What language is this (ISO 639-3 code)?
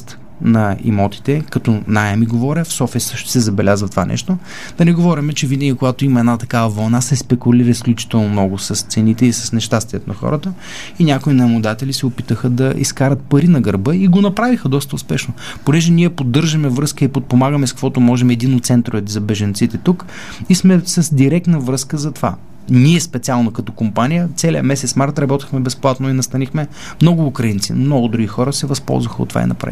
bul